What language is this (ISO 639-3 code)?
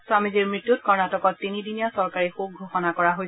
asm